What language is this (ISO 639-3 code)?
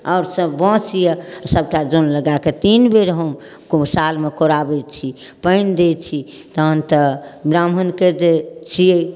mai